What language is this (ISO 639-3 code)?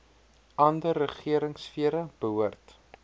afr